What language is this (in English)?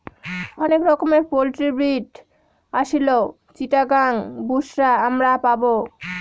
Bangla